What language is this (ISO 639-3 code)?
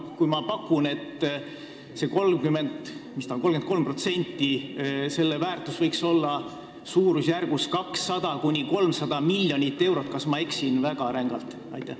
est